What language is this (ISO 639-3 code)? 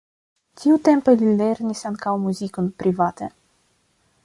epo